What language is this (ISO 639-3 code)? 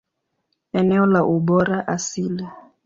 swa